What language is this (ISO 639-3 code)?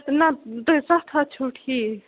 kas